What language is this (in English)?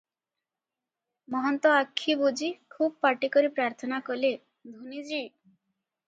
Odia